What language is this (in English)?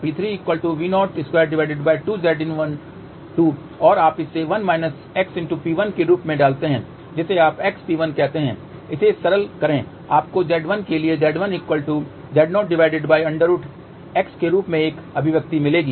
Hindi